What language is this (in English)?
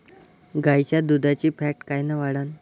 Marathi